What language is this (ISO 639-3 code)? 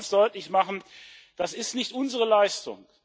deu